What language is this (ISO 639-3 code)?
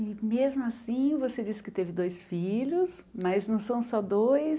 por